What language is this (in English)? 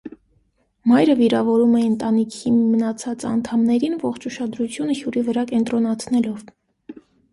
Armenian